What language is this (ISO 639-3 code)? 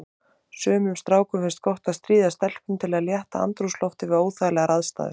isl